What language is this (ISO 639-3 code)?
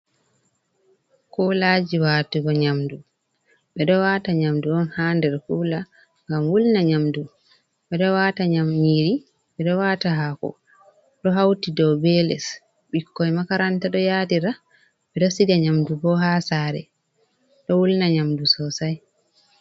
ful